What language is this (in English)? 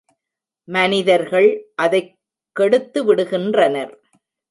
Tamil